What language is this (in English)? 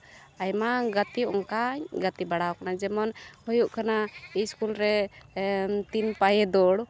Santali